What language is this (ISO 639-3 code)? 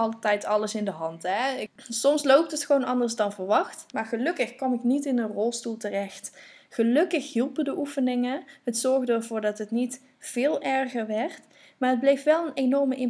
nld